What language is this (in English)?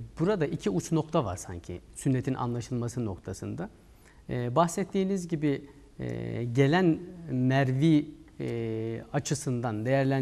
Turkish